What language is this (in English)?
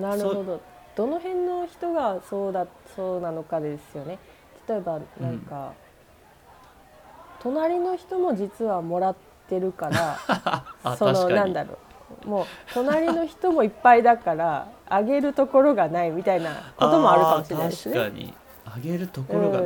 Japanese